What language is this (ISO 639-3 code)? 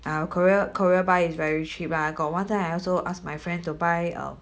eng